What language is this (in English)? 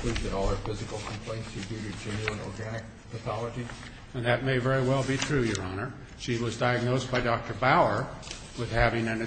English